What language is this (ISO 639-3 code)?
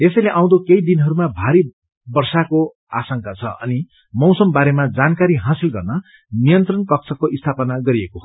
nep